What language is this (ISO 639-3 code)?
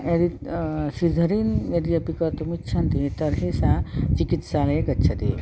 san